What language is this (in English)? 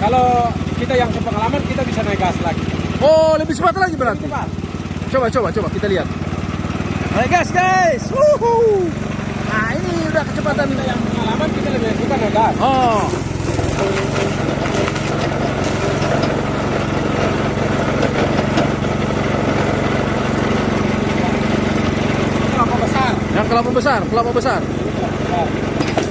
Indonesian